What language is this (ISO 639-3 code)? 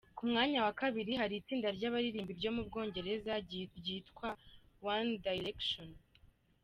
kin